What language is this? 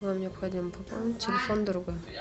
Russian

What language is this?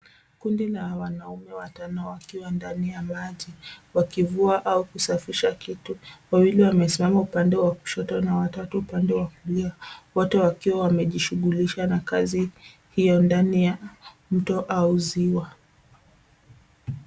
Swahili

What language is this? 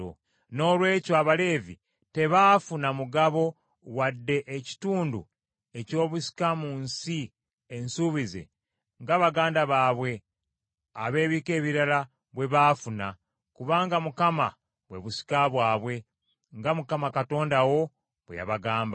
Ganda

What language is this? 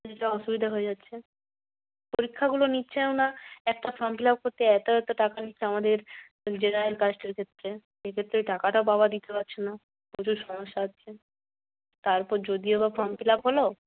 Bangla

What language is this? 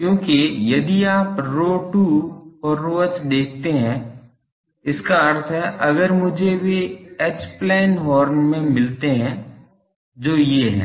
Hindi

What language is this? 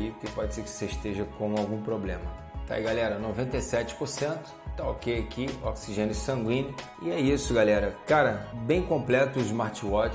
Portuguese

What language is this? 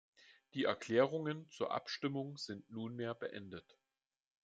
German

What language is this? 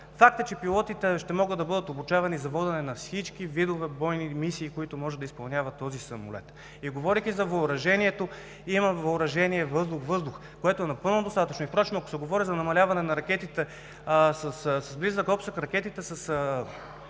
Bulgarian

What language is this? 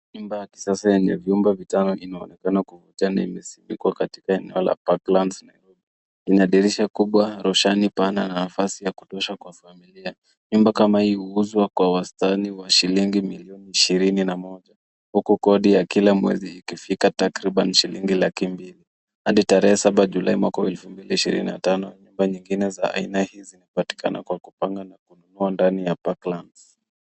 Swahili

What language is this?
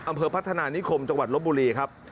Thai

